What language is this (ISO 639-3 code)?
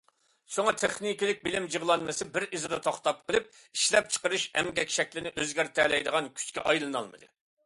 uig